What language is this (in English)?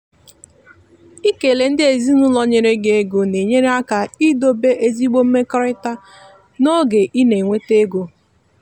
Igbo